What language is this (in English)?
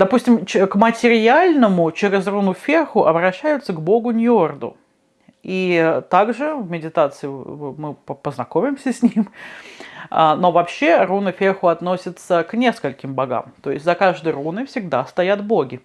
Russian